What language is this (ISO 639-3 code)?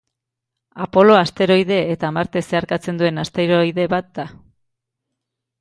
eus